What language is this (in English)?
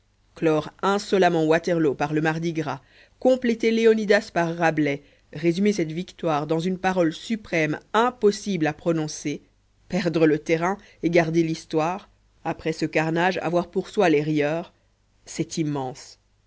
French